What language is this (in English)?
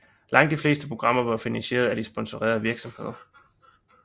Danish